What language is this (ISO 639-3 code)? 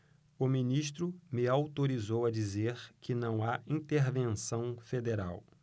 por